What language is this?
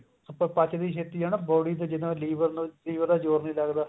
Punjabi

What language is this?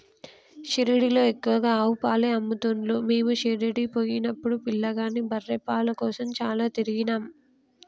Telugu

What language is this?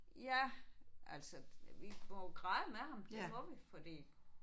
Danish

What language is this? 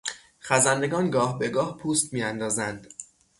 Persian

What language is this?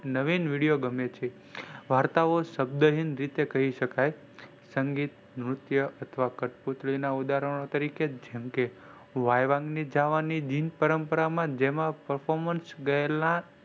Gujarati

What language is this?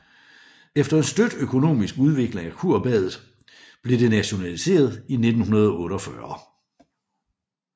Danish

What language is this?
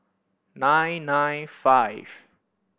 English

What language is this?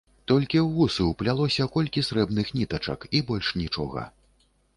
Belarusian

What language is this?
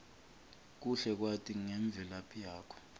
Swati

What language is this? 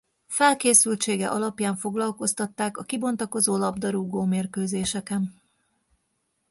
Hungarian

